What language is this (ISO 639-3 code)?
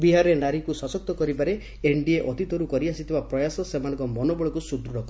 ori